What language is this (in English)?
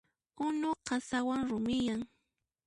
Puno Quechua